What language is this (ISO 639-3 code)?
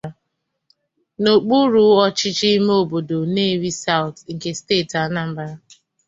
ibo